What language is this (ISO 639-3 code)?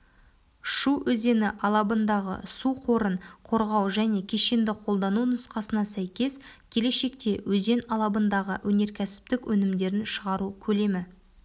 kaz